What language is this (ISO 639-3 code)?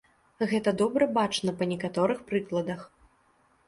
bel